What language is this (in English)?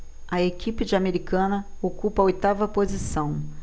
Portuguese